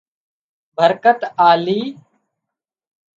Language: Wadiyara Koli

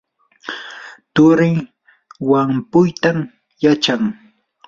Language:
Yanahuanca Pasco Quechua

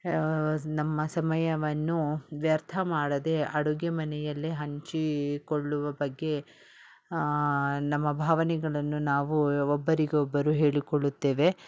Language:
Kannada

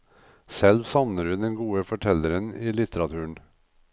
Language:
Norwegian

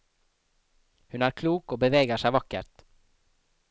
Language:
Norwegian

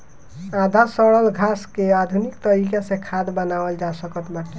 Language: Bhojpuri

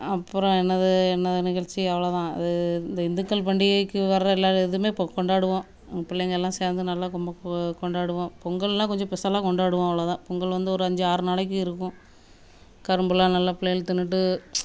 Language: Tamil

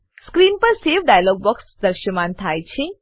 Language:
Gujarati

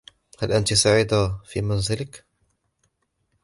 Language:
Arabic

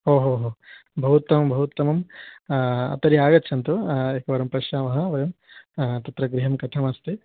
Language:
Sanskrit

